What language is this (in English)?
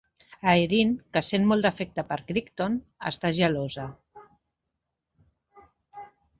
Catalan